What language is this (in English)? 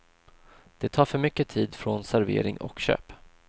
Swedish